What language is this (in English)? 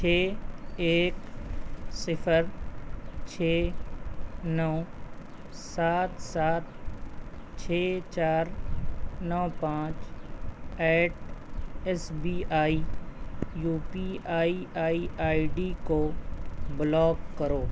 Urdu